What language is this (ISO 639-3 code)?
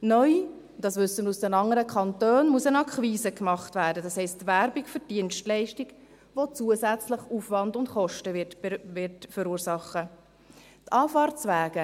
gsw